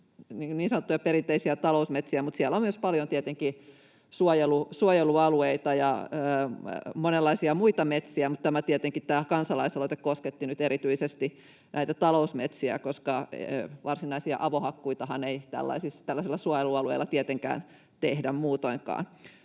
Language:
Finnish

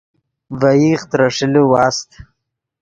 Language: Yidgha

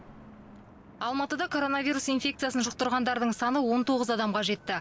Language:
Kazakh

